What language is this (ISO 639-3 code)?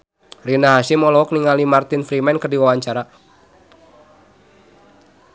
sun